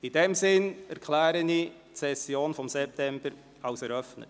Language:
Swiss German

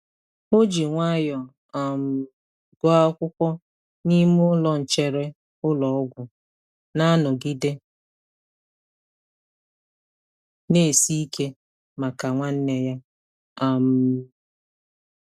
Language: Igbo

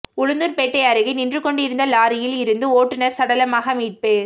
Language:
Tamil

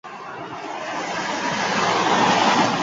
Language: Basque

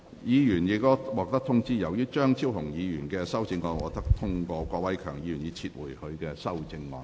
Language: Cantonese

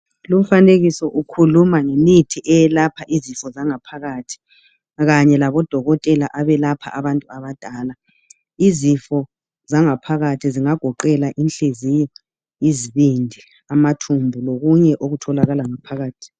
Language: North Ndebele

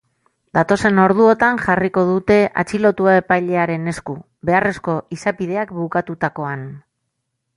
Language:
Basque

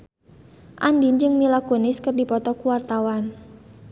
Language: Sundanese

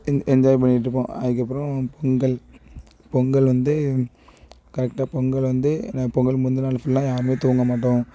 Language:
Tamil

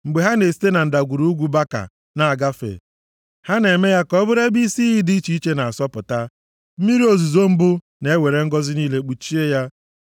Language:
Igbo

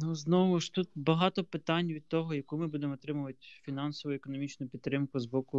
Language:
Ukrainian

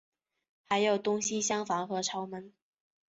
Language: Chinese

